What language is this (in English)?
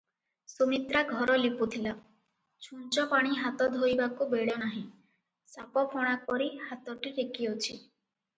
Odia